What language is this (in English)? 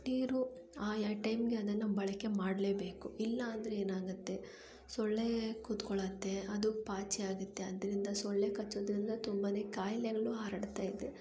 Kannada